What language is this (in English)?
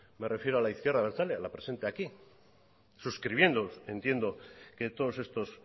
Spanish